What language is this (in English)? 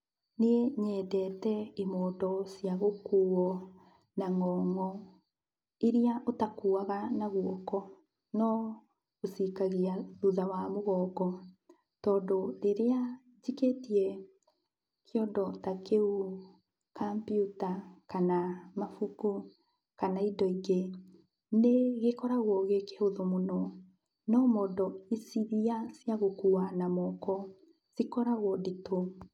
Kikuyu